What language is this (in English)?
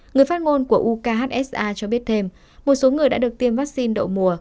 Vietnamese